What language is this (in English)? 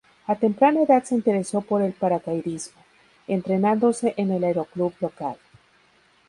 Spanish